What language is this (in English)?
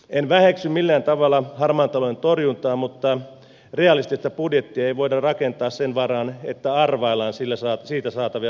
Finnish